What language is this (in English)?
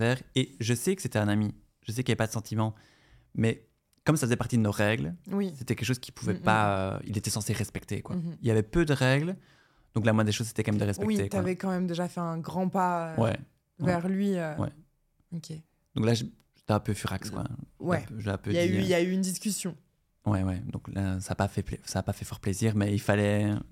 French